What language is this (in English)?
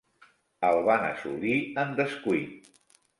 Catalan